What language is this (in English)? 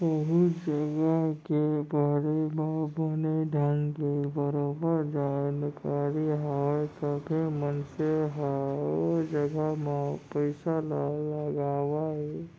Chhattisgarhi